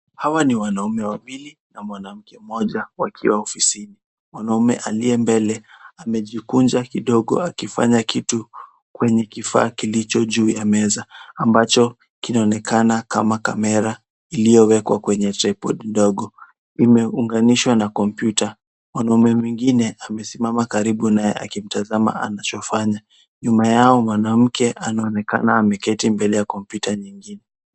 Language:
Swahili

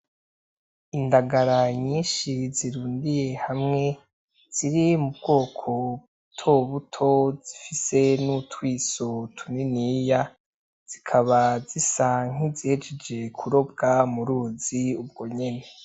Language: Rundi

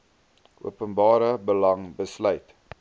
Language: Afrikaans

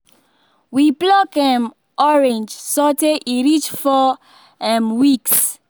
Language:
Nigerian Pidgin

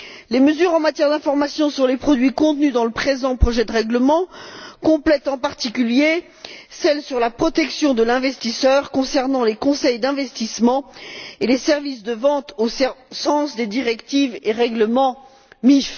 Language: French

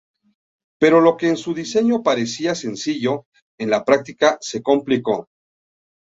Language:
Spanish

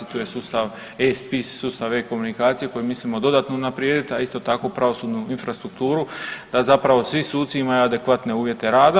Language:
Croatian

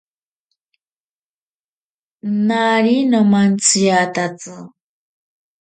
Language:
Ashéninka Perené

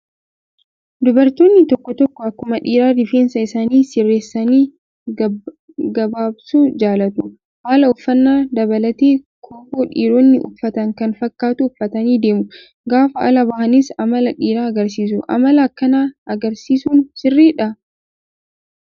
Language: Oromo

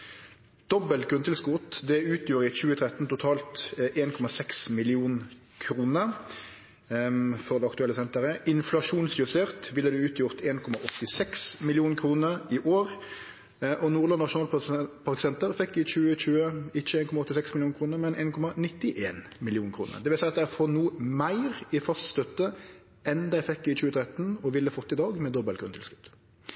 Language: Norwegian Nynorsk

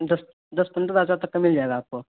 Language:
Urdu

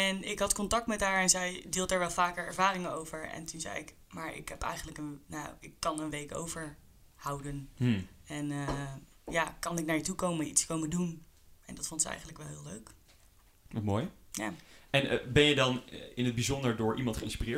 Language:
Dutch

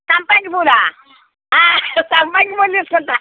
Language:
Telugu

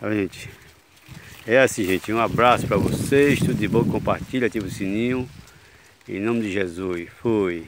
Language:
Portuguese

